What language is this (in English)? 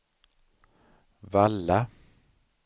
Swedish